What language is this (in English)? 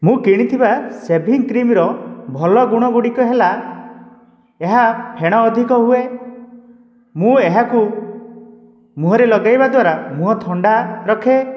Odia